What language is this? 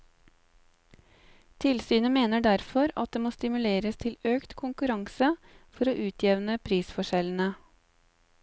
Norwegian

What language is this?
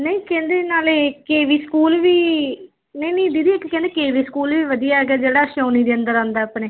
Punjabi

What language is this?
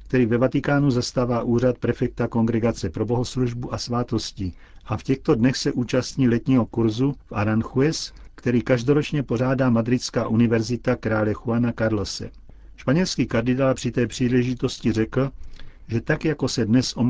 Czech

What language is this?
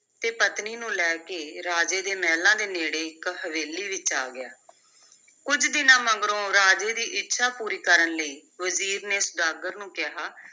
Punjabi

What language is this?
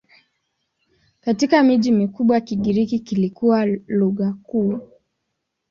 Swahili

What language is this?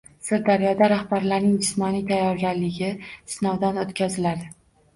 Uzbek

